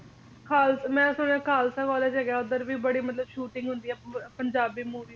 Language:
Punjabi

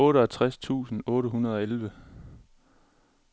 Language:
Danish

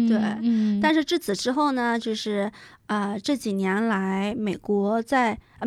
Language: Chinese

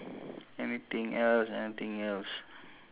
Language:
English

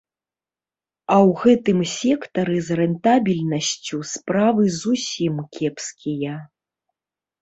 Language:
Belarusian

